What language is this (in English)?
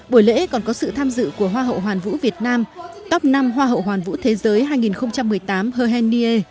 Vietnamese